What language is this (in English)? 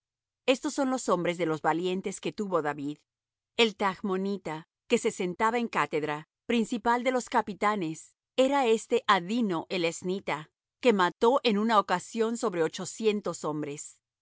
Spanish